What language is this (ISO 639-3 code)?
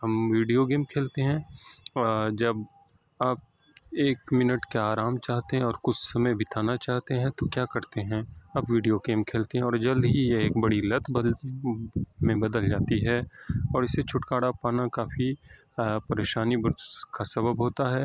urd